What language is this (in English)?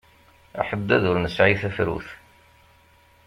Kabyle